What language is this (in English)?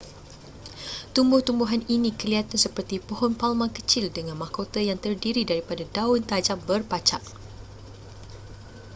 Malay